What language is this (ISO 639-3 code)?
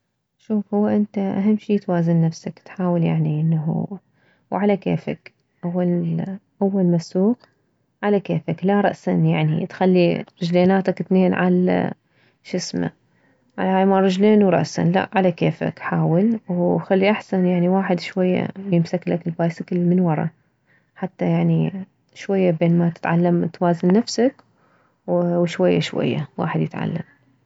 acm